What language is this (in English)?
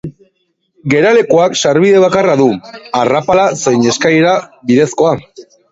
Basque